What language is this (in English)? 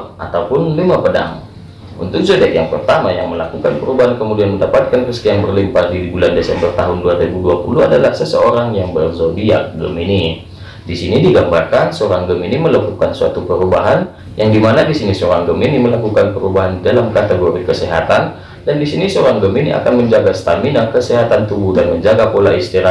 Indonesian